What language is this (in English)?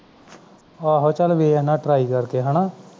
Punjabi